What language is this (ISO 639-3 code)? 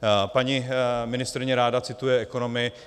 ces